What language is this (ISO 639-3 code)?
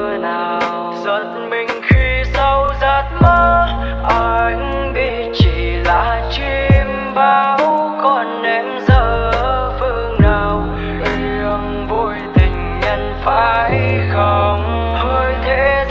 vie